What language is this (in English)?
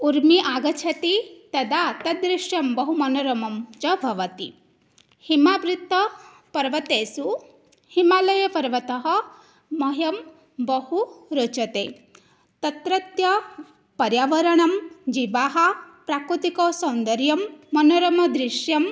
Sanskrit